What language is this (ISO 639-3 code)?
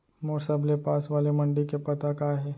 hne